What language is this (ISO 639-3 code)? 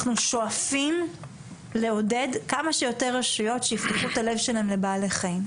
heb